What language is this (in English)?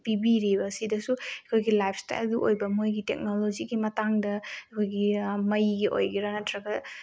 Manipuri